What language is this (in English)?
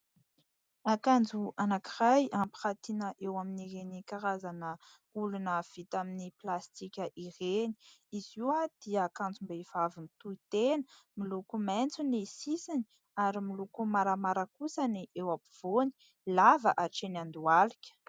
Malagasy